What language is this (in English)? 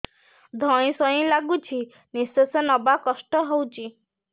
Odia